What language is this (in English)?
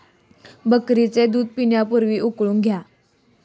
Marathi